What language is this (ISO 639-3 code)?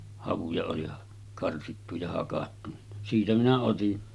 fin